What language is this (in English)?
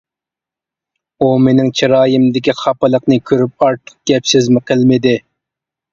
Uyghur